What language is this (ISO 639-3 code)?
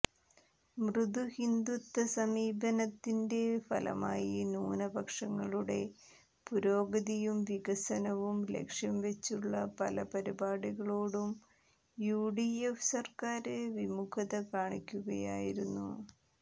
mal